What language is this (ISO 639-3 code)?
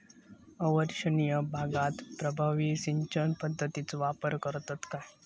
mar